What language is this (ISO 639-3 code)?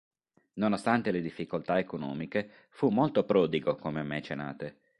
ita